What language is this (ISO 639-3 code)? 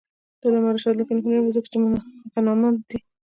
pus